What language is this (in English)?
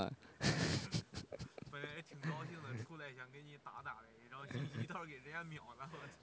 Chinese